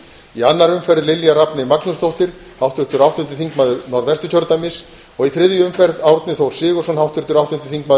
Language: Icelandic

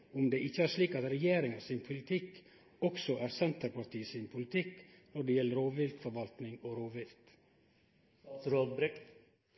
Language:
Norwegian Nynorsk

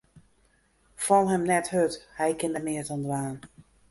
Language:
Western Frisian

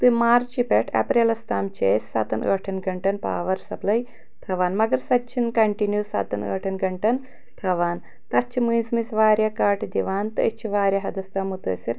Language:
Kashmiri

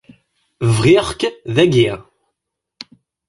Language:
Kabyle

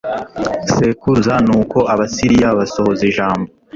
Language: Kinyarwanda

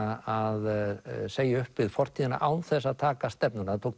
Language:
Icelandic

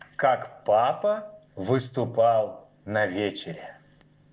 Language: Russian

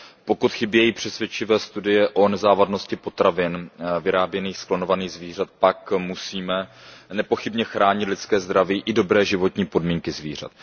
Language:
Czech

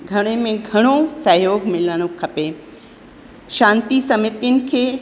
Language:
Sindhi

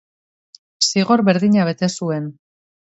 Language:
Basque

